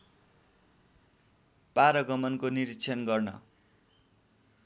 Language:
Nepali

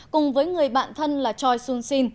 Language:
Vietnamese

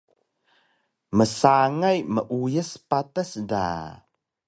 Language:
Taroko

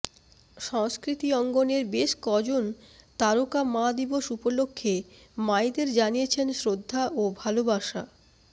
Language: Bangla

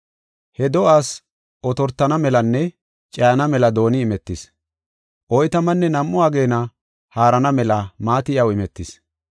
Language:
Gofa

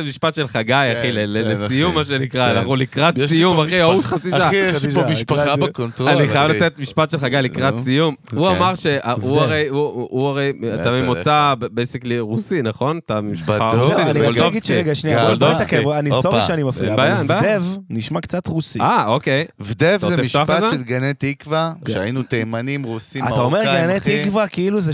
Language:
Hebrew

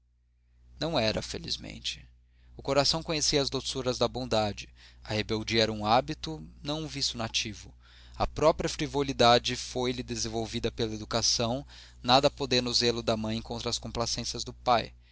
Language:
Portuguese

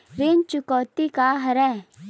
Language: Chhattisgarhi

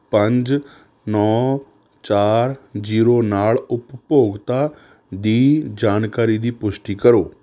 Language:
Punjabi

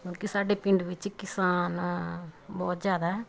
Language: Punjabi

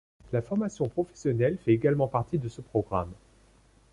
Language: French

